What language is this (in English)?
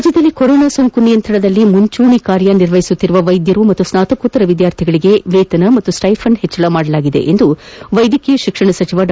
Kannada